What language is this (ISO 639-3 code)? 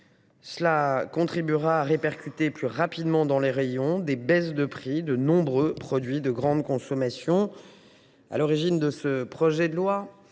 fra